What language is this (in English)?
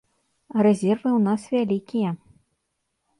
Belarusian